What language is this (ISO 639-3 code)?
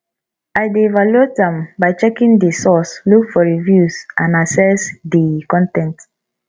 pcm